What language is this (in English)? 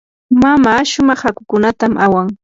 Yanahuanca Pasco Quechua